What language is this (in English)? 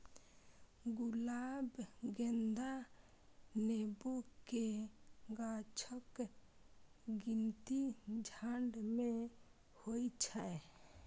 Maithili